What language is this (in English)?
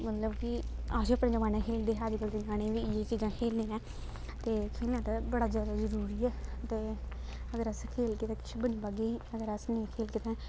Dogri